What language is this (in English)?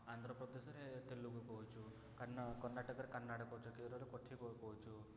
Odia